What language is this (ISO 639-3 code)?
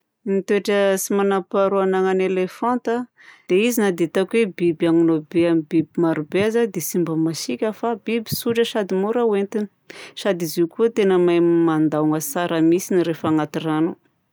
bzc